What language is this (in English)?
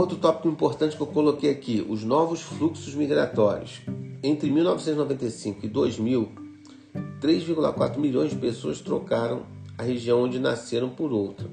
Portuguese